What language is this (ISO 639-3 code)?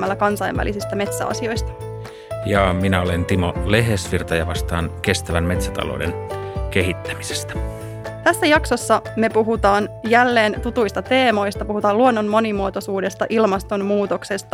fin